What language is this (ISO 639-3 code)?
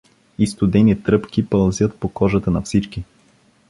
bul